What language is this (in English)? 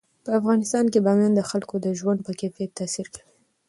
Pashto